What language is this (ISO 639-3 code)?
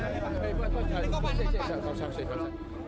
ind